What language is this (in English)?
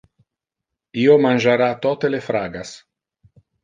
Interlingua